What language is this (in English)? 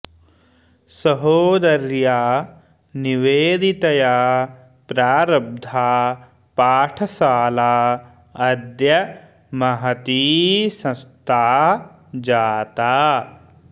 Sanskrit